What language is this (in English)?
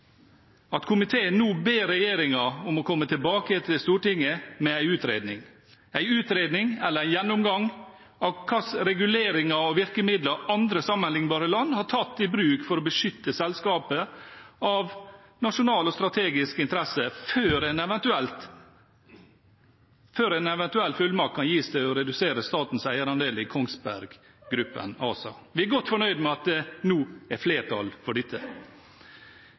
Norwegian Bokmål